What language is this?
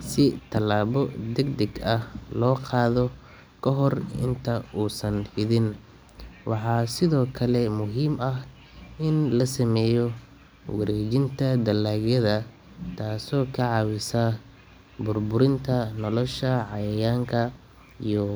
Somali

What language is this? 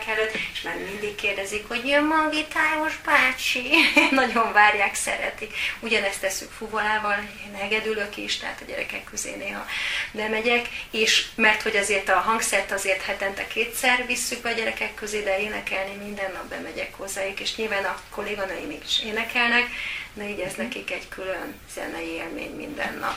Hungarian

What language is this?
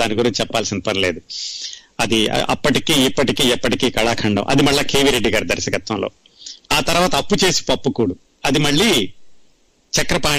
Telugu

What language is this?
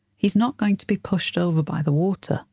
English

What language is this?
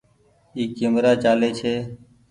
Goaria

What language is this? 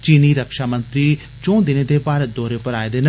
Dogri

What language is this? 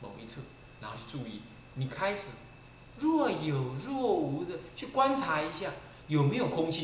Chinese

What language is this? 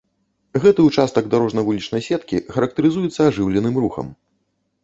Belarusian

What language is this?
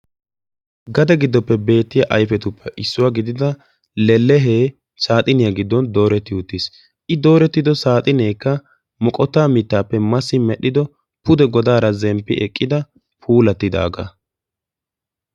Wolaytta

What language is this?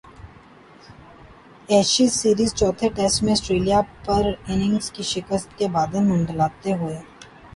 Urdu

